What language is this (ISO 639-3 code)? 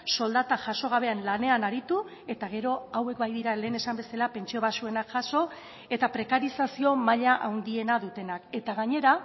eus